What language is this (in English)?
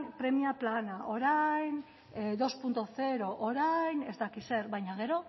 Basque